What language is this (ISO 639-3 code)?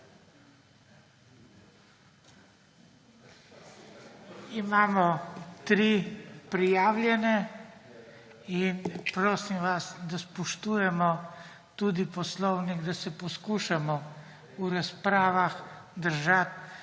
slv